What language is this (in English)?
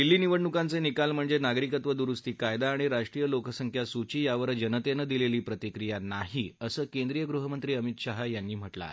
Marathi